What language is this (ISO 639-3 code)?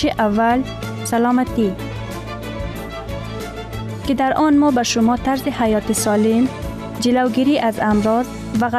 fas